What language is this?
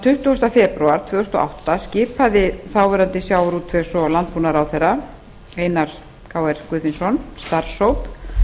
Icelandic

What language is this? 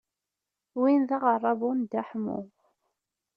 Kabyle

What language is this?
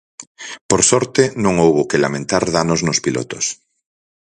Galician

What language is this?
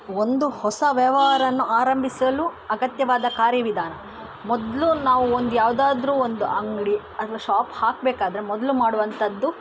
Kannada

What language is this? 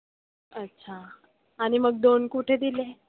Marathi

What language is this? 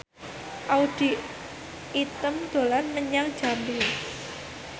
Javanese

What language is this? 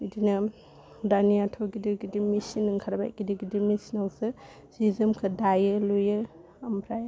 Bodo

